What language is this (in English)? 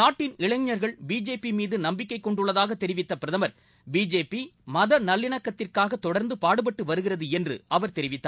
Tamil